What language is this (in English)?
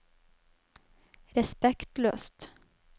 Norwegian